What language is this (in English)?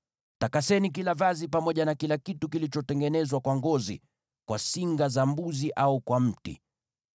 Swahili